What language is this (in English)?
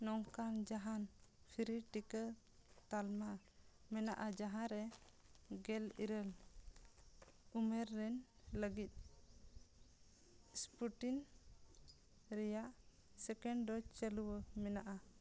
Santali